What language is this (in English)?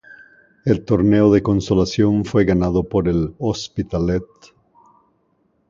Spanish